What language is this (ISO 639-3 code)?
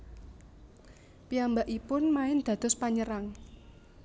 jav